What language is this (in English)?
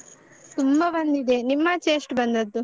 Kannada